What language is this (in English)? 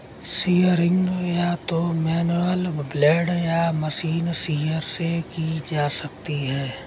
Hindi